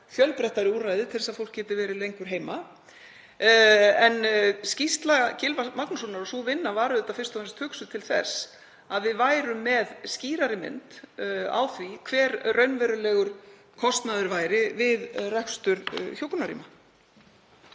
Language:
Icelandic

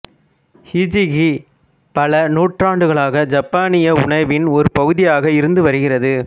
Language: Tamil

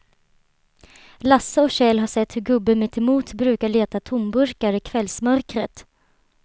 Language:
Swedish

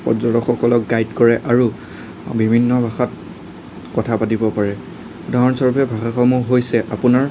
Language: Assamese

